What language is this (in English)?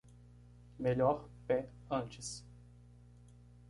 Portuguese